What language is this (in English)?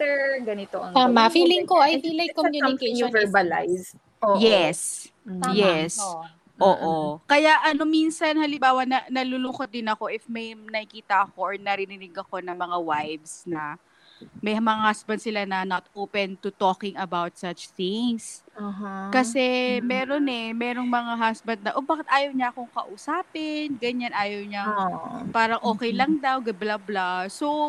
Filipino